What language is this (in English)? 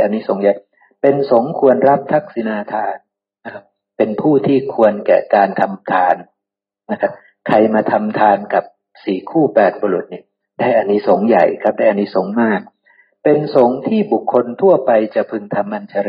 Thai